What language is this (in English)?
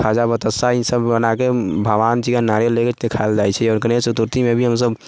Maithili